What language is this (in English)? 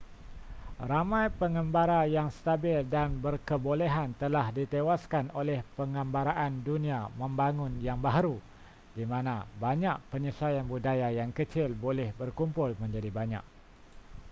Malay